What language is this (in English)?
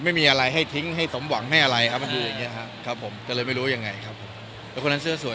Thai